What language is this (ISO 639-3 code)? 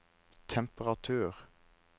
nor